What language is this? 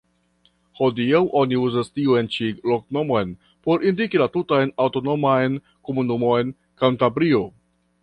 Esperanto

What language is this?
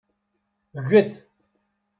Kabyle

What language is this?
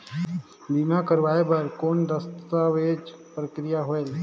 Chhattisgarhi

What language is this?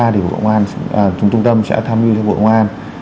Vietnamese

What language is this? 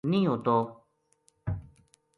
Gujari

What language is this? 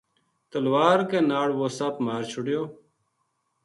Gujari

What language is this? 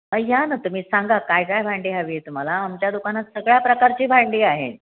Marathi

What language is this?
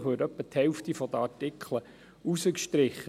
Swiss German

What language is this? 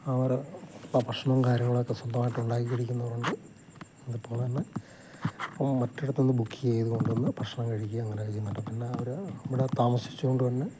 Malayalam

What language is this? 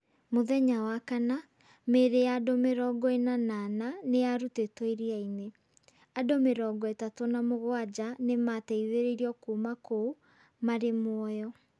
Kikuyu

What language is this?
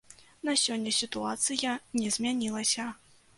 Belarusian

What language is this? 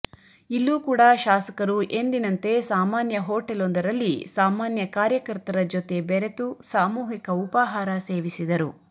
Kannada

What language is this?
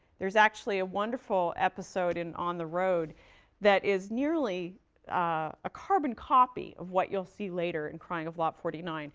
English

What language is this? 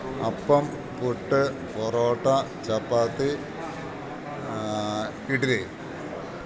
Malayalam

